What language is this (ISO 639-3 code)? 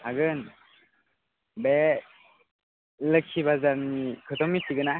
brx